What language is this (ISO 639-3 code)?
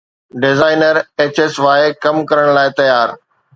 snd